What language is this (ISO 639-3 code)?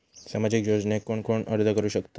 mar